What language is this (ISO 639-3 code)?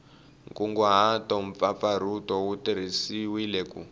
tso